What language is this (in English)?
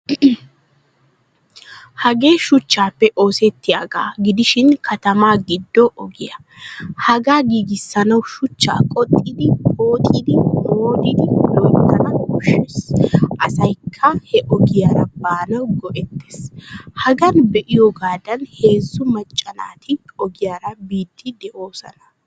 Wolaytta